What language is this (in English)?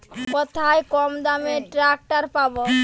Bangla